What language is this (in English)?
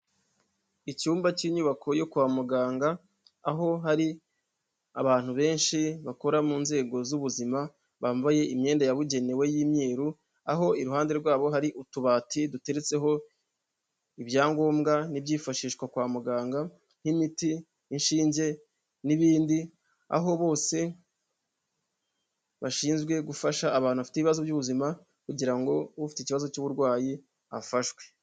Kinyarwanda